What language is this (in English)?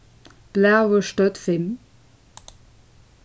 Faroese